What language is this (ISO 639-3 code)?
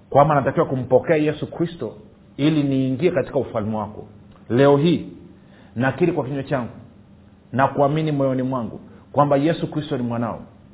swa